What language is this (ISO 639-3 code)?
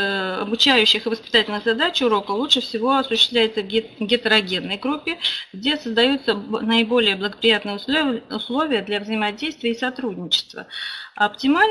rus